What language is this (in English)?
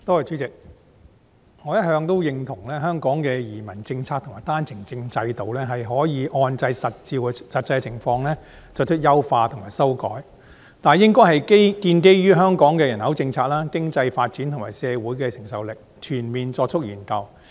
Cantonese